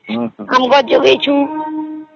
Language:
Odia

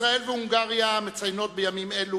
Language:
Hebrew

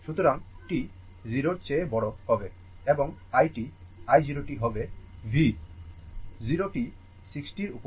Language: Bangla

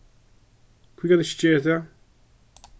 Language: Faroese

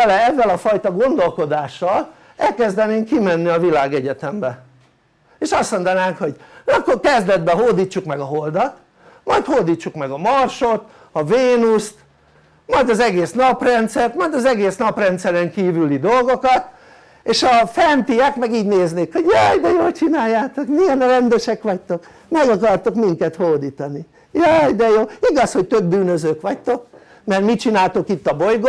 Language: Hungarian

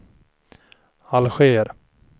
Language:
Swedish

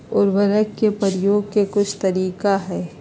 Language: Magahi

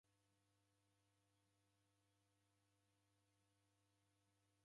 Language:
Taita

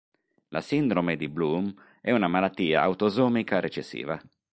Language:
Italian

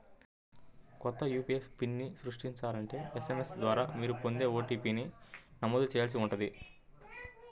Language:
Telugu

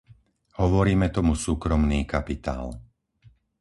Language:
Slovak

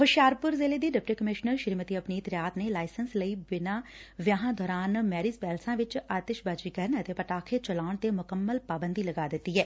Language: Punjabi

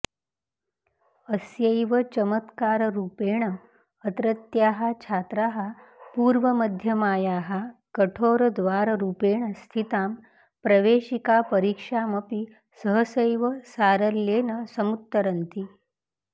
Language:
Sanskrit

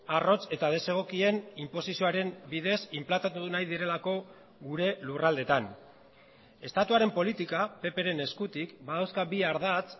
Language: Basque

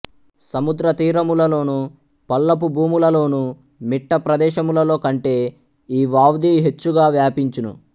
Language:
Telugu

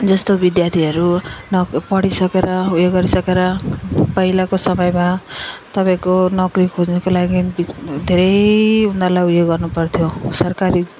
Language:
Nepali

